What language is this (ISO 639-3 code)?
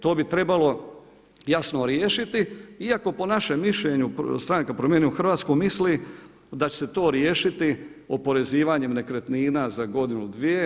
hrv